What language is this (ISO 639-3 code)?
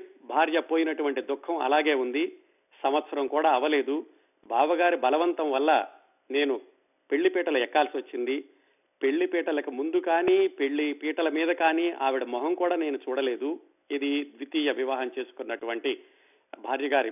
tel